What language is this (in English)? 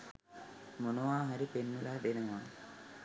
Sinhala